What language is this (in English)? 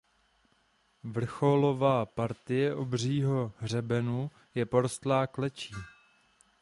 Czech